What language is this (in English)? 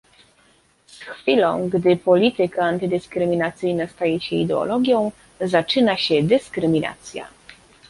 Polish